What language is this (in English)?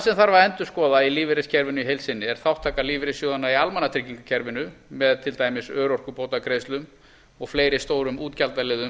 Icelandic